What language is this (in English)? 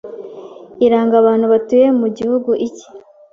Kinyarwanda